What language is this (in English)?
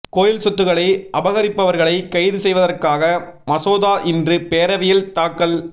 Tamil